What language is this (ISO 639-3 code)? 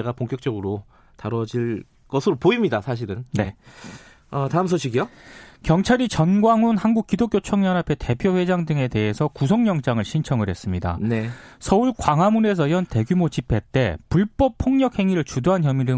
kor